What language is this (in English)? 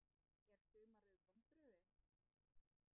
Icelandic